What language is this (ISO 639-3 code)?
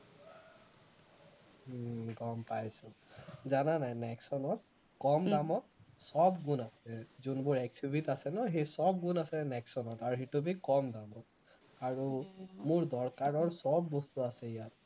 asm